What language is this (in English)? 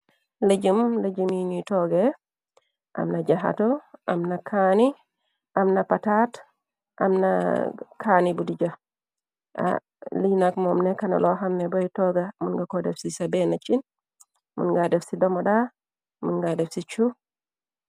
Wolof